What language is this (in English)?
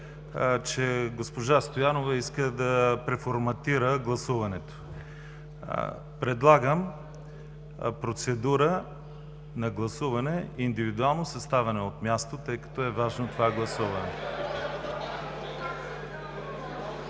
Bulgarian